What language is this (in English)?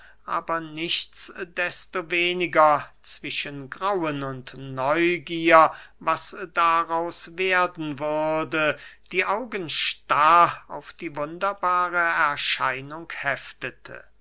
German